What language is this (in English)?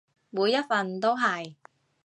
Cantonese